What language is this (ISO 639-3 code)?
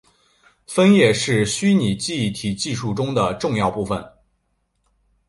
zho